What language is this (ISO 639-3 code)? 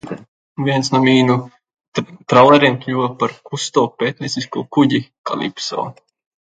lav